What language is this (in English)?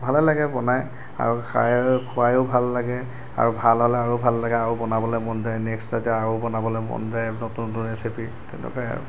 Assamese